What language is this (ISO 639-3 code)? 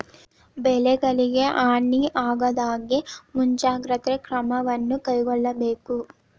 kan